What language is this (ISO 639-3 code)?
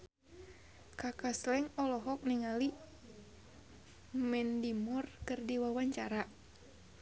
sun